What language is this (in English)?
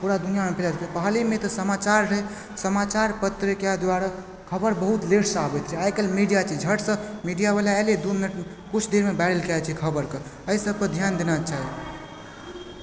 Maithili